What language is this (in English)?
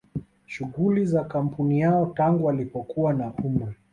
Swahili